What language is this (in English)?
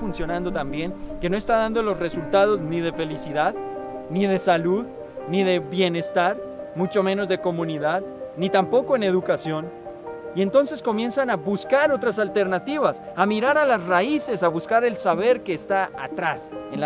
Spanish